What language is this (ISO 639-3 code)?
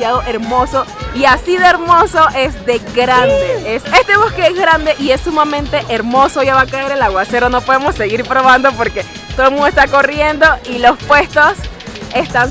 spa